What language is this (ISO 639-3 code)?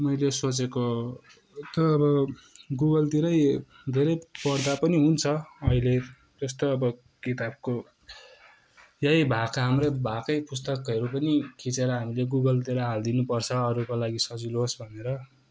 nep